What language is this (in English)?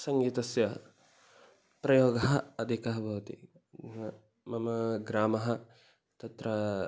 Sanskrit